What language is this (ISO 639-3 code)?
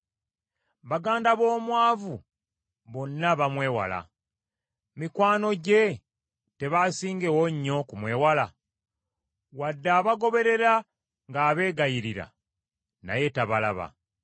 lug